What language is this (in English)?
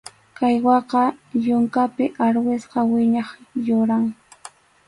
Arequipa-La Unión Quechua